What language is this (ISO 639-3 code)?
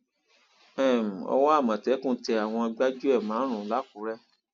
yor